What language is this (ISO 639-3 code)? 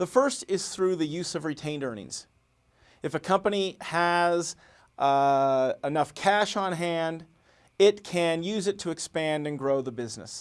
eng